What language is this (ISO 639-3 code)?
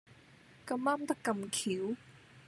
yue